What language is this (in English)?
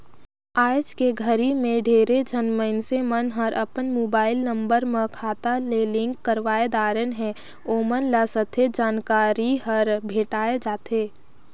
Chhattisgarhi